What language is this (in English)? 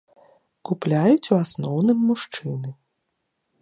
Belarusian